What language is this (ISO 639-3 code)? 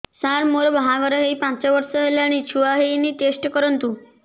ori